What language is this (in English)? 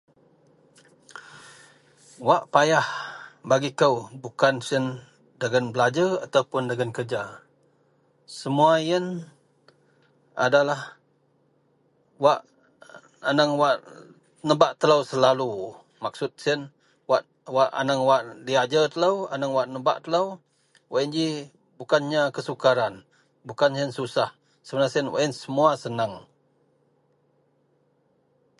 Central Melanau